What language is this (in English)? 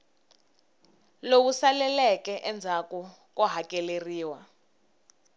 Tsonga